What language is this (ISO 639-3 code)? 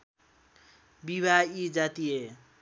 nep